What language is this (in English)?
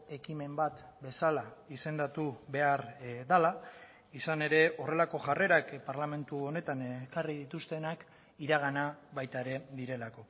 Basque